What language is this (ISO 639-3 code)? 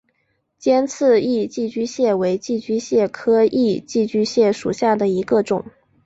zho